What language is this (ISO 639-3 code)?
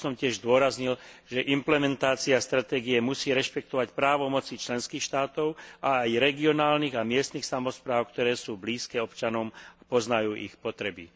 slk